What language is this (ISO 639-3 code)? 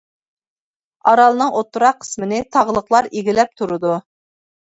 uig